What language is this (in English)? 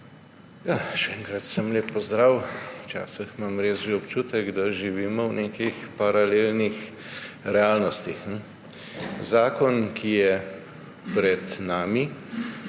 Slovenian